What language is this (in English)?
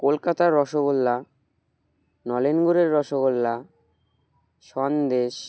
Bangla